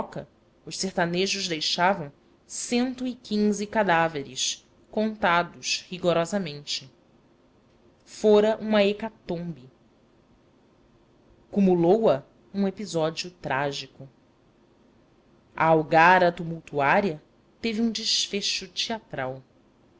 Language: Portuguese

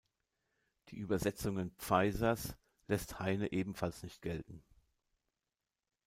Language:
German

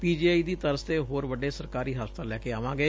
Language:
Punjabi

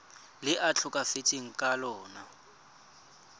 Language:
Tswana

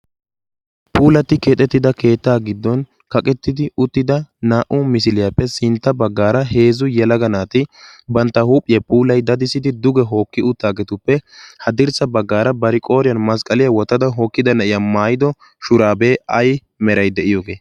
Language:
Wolaytta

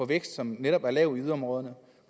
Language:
Danish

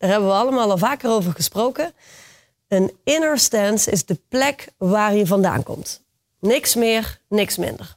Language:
Dutch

